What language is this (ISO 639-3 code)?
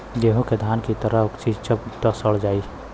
bho